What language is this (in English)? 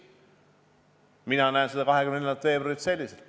Estonian